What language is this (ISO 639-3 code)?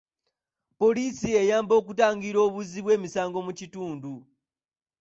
lug